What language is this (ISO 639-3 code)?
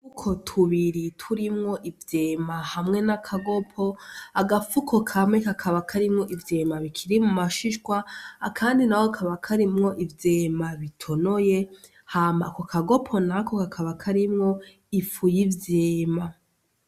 run